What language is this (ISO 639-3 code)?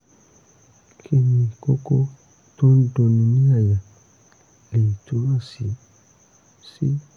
yor